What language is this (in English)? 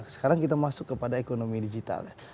Indonesian